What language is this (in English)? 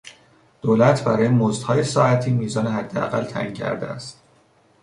Persian